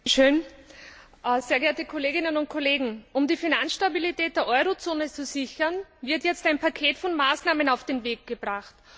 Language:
German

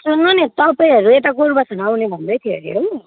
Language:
Nepali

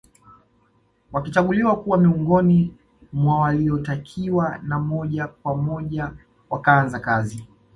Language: Swahili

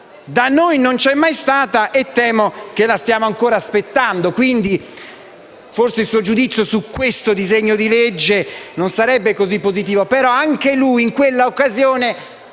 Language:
Italian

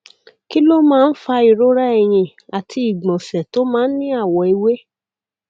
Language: Yoruba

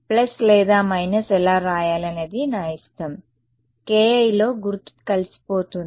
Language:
Telugu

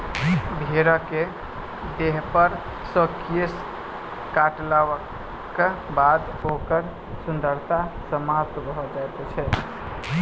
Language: Maithili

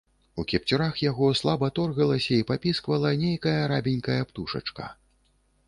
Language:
Belarusian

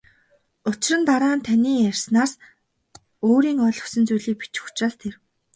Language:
Mongolian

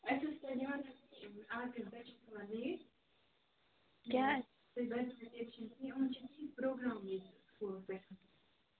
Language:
Kashmiri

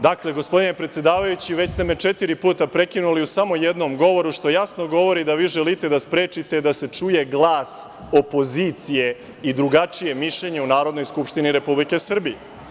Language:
Serbian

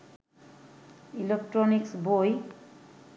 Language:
Bangla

